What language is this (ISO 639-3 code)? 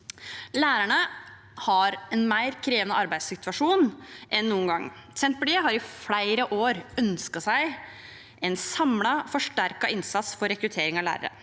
nor